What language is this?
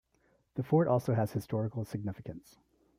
English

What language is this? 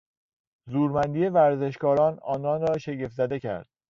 Persian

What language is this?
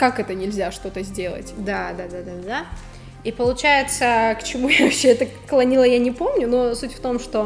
Russian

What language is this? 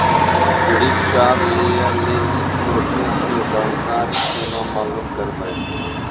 Maithili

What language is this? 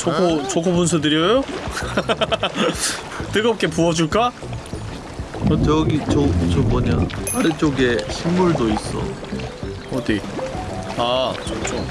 Korean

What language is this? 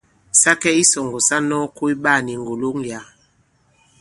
Bankon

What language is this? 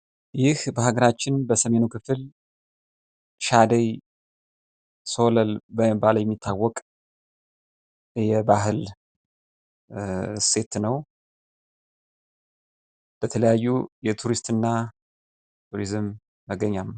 Amharic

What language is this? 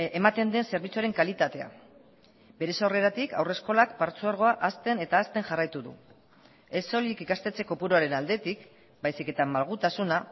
Basque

